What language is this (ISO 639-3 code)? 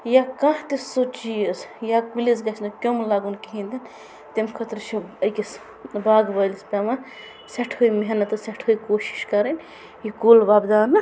kas